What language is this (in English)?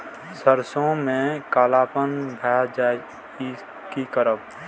Maithili